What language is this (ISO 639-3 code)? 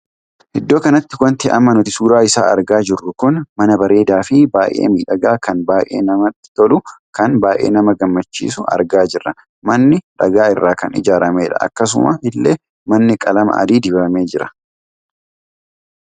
orm